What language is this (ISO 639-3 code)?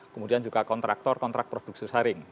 ind